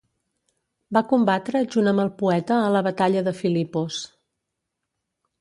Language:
Catalan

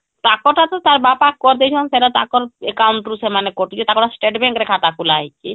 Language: Odia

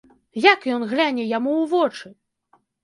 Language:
Belarusian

